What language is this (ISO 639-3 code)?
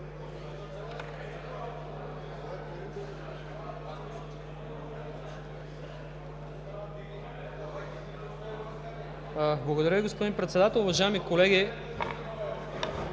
bul